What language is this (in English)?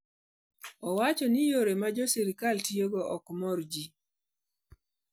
Luo (Kenya and Tanzania)